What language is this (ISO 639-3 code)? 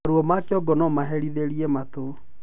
kik